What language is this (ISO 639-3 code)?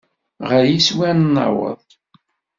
kab